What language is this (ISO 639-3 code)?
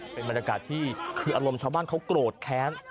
tha